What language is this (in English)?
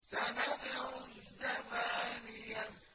Arabic